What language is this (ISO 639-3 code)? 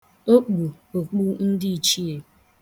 ibo